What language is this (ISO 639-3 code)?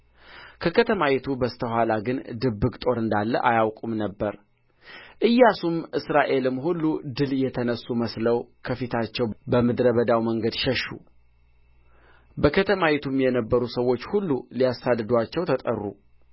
amh